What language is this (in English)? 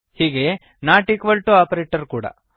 Kannada